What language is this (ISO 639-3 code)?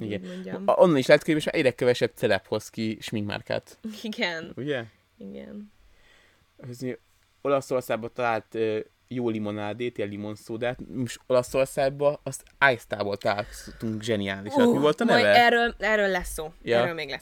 hun